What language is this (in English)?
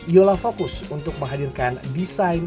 Indonesian